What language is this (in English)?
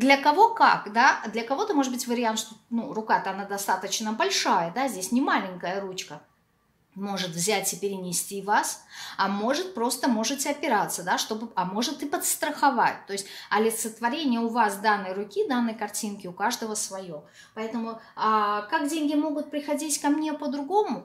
Russian